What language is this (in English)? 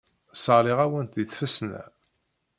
Kabyle